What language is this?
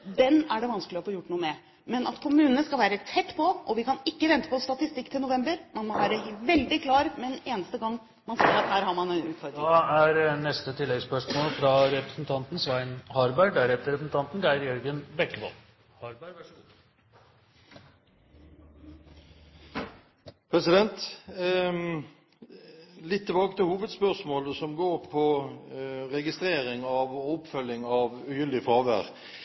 Norwegian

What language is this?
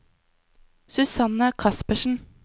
Norwegian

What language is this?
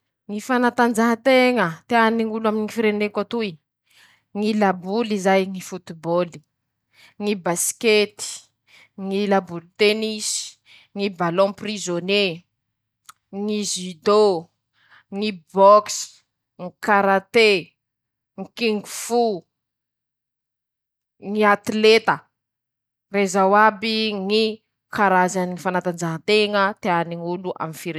Masikoro Malagasy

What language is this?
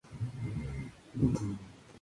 Spanish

